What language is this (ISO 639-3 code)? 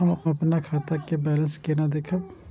mai